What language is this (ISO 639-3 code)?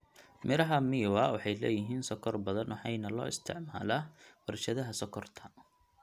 som